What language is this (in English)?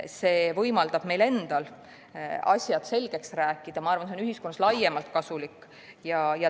Estonian